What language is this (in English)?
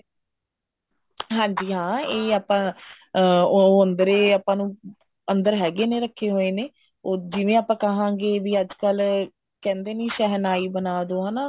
Punjabi